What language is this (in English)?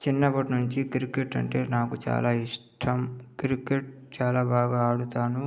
Telugu